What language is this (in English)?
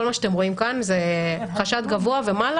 Hebrew